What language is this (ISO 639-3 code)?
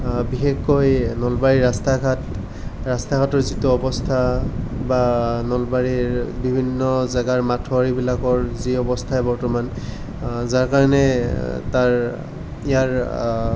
asm